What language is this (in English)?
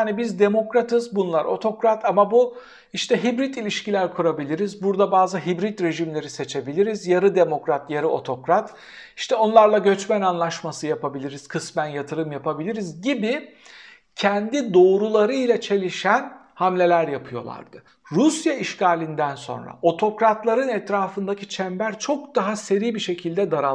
Turkish